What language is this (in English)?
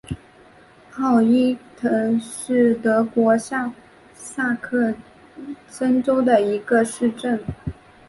Chinese